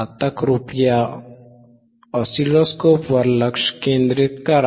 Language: Marathi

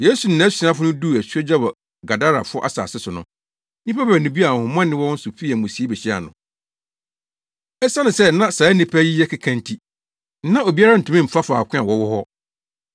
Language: Akan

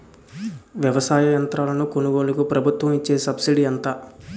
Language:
Telugu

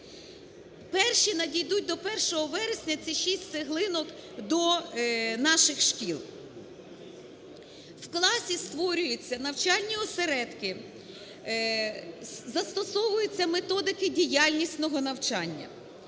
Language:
Ukrainian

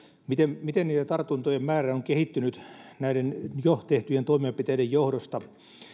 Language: Finnish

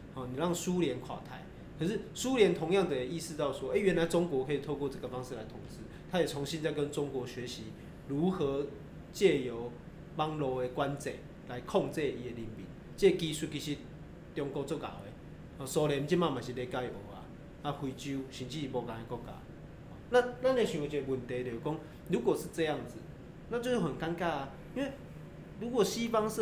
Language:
Chinese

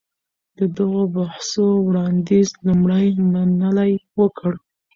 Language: Pashto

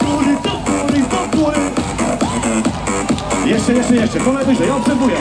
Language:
Polish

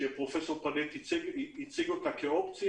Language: Hebrew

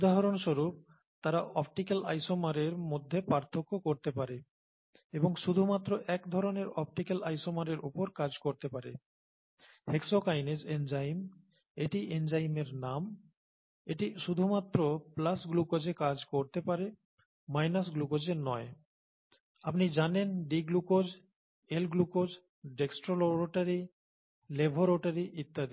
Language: Bangla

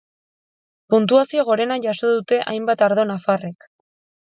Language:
Basque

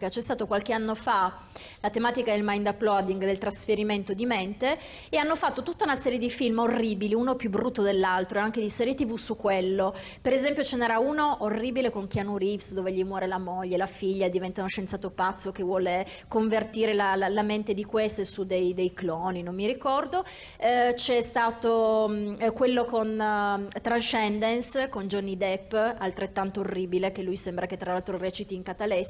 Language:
Italian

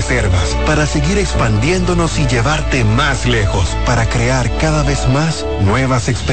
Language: Spanish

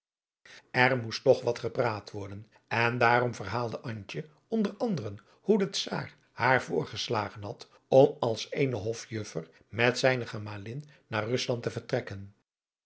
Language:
Dutch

